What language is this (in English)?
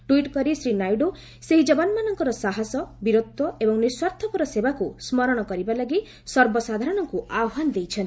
Odia